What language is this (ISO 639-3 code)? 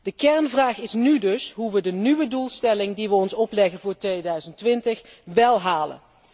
nld